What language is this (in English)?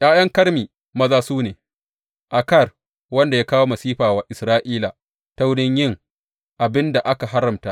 Hausa